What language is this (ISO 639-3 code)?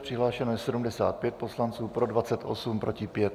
ces